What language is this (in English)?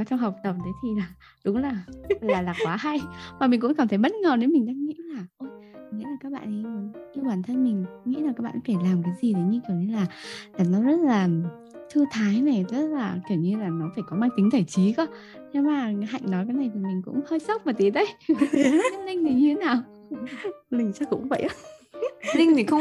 Vietnamese